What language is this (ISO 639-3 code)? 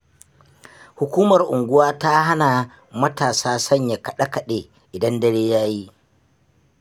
hau